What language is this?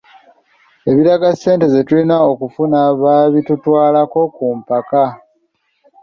Ganda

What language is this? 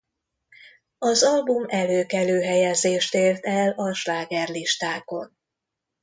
Hungarian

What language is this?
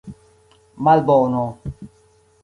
Esperanto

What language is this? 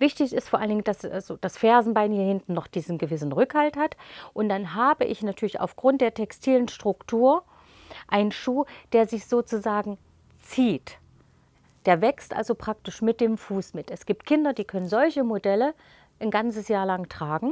German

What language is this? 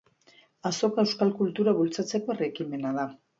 Basque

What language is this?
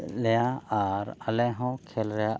Santali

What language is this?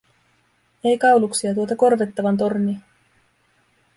Finnish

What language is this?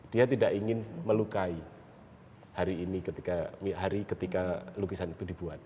Indonesian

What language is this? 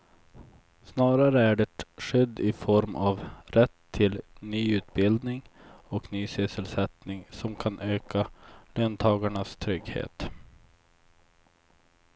Swedish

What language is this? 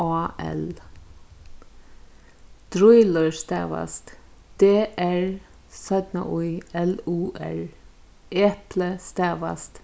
Faroese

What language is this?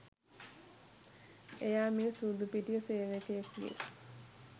Sinhala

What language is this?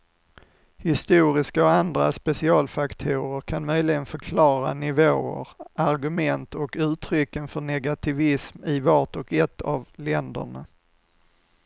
Swedish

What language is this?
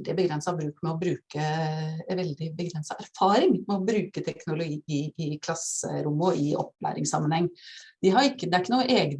Norwegian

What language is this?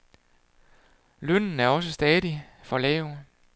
Danish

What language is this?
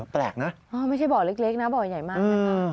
Thai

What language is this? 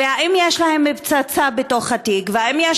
Hebrew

